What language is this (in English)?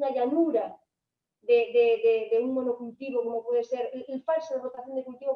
Spanish